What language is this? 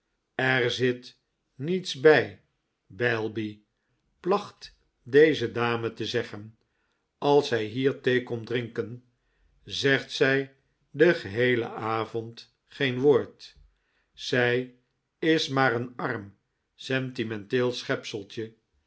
Dutch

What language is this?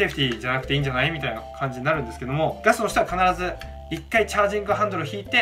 Japanese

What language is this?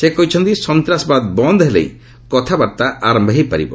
Odia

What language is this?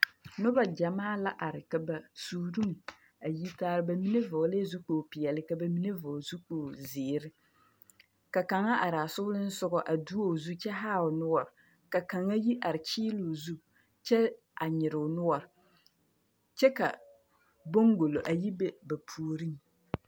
Southern Dagaare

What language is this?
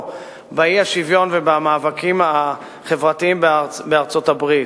Hebrew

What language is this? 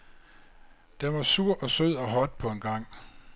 Danish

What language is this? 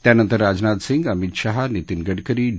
Marathi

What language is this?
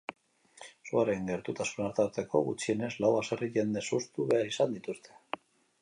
Basque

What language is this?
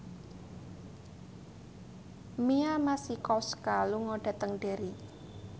Javanese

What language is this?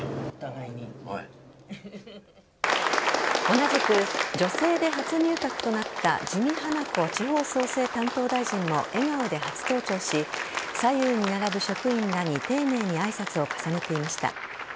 Japanese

